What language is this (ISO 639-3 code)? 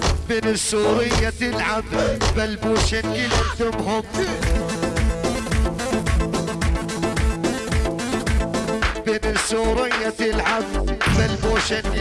ara